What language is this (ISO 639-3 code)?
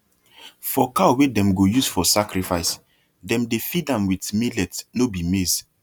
pcm